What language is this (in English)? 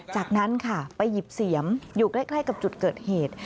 Thai